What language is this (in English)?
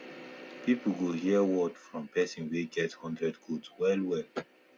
Nigerian Pidgin